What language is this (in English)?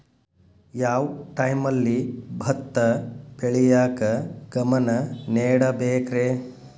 Kannada